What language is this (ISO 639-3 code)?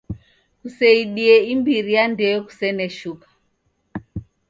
dav